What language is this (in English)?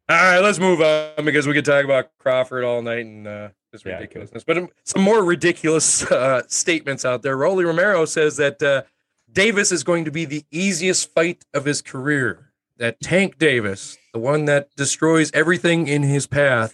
English